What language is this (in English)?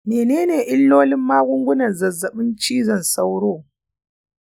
Hausa